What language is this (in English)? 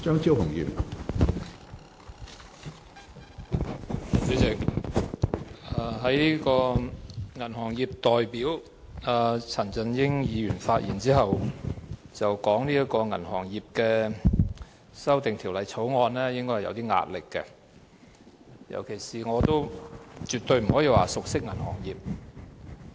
Cantonese